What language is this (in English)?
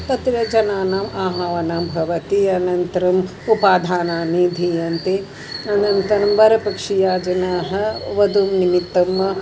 Sanskrit